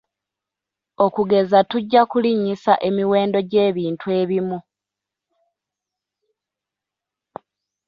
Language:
Ganda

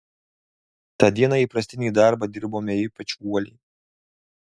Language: Lithuanian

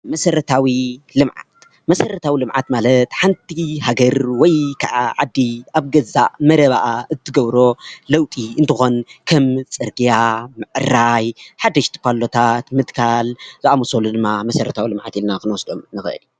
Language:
Tigrinya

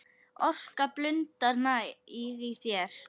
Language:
Icelandic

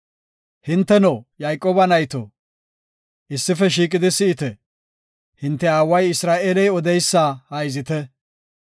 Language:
Gofa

